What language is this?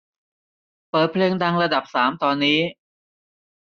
Thai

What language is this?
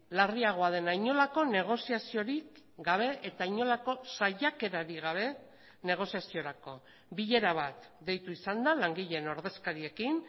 Basque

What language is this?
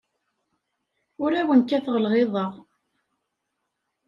Kabyle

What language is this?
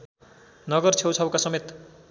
Nepali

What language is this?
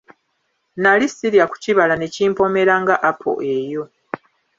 Ganda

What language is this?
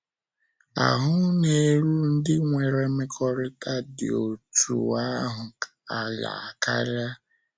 Igbo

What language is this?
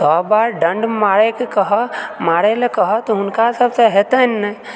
Maithili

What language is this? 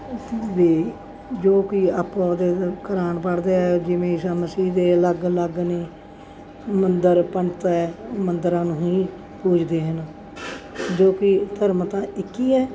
Punjabi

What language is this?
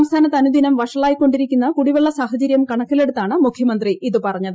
Malayalam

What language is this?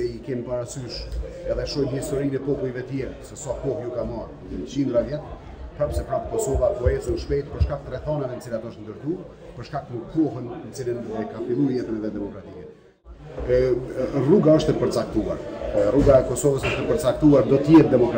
Portuguese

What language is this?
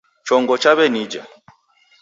Taita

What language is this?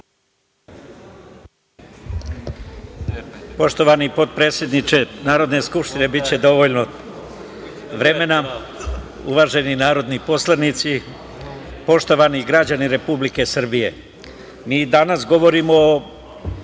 Serbian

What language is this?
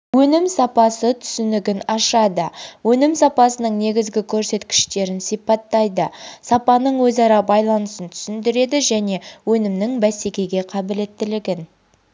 Kazakh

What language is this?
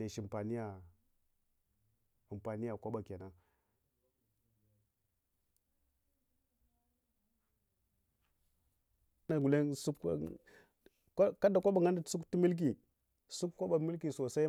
Hwana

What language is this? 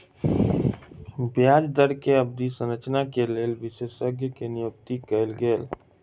Maithili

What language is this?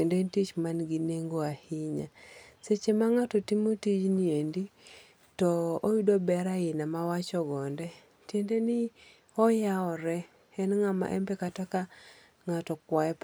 Luo (Kenya and Tanzania)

